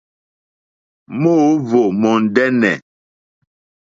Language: Mokpwe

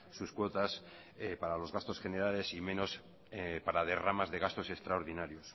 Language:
Spanish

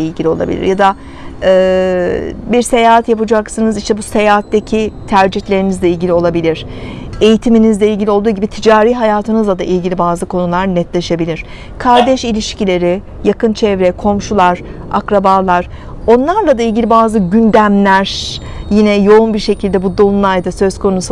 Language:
Turkish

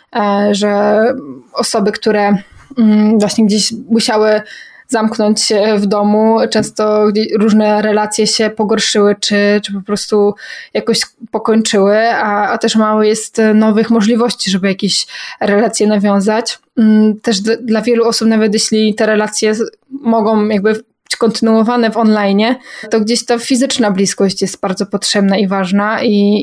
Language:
Polish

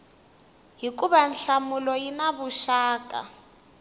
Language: Tsonga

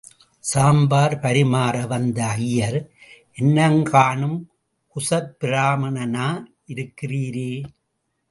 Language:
Tamil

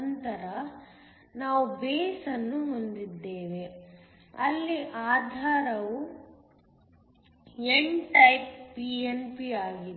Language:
Kannada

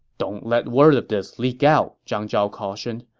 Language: English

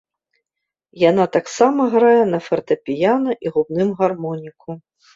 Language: Belarusian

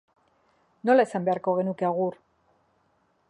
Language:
Basque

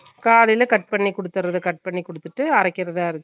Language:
Tamil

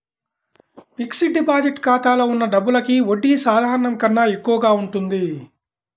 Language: Telugu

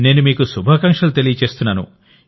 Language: Telugu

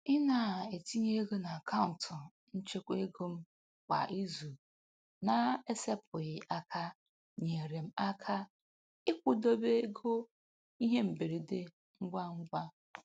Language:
Igbo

